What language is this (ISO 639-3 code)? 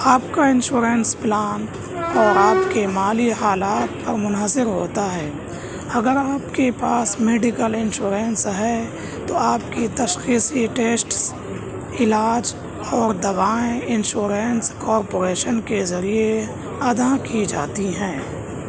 urd